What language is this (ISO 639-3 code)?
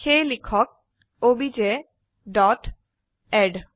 asm